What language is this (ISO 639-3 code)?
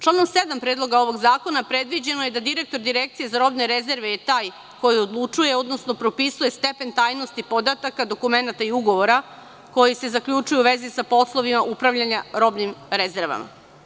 srp